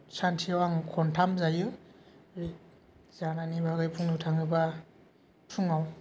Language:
Bodo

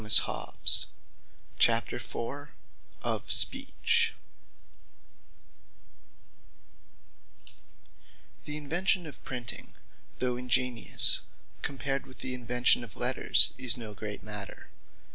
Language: English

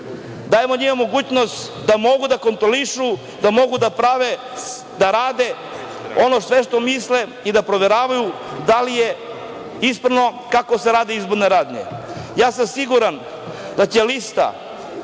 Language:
Serbian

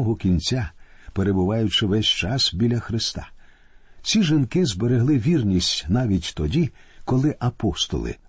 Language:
Ukrainian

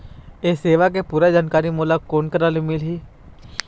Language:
Chhattisgarhi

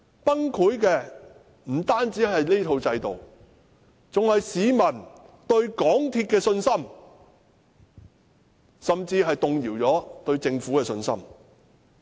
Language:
Cantonese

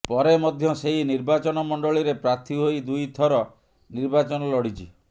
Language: Odia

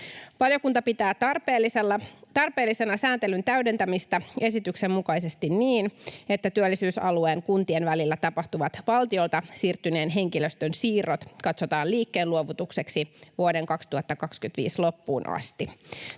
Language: Finnish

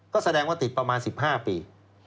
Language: Thai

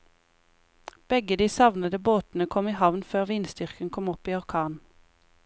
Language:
Norwegian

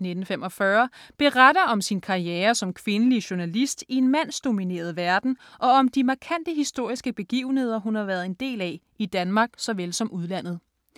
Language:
Danish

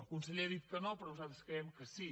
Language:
Catalan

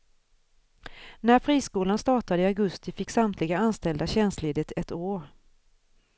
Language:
Swedish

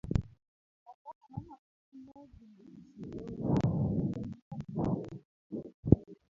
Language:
Luo (Kenya and Tanzania)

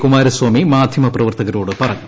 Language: Malayalam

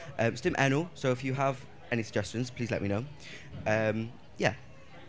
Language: Welsh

